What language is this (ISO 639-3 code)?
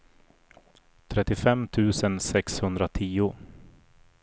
swe